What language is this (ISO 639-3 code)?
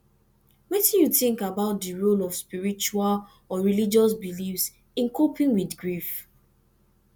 pcm